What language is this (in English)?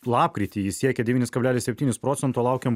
Lithuanian